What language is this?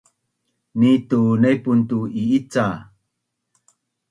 Bunun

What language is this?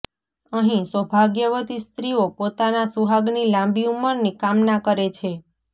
Gujarati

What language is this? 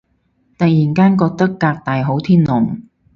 Cantonese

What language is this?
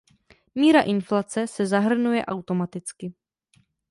Czech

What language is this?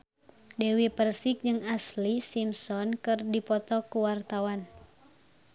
Sundanese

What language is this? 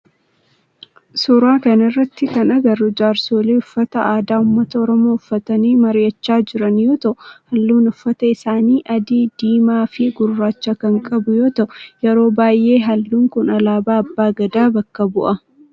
Oromo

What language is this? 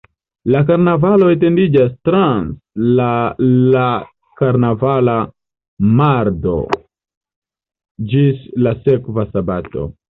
Esperanto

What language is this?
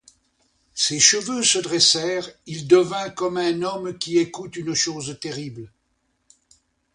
French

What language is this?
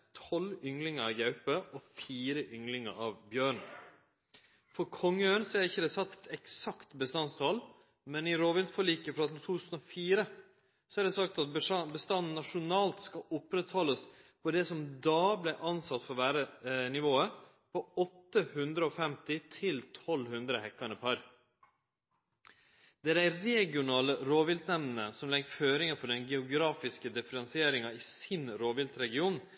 Norwegian Nynorsk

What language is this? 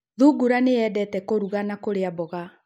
Kikuyu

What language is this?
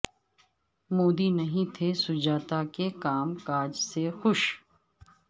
Urdu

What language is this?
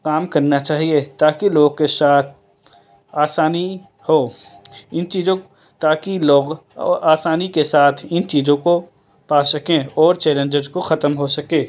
Urdu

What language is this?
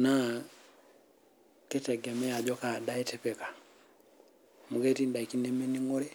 Masai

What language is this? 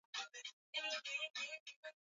Swahili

